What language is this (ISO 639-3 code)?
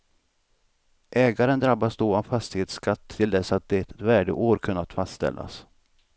swe